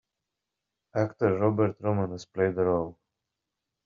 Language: English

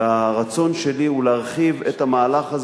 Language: Hebrew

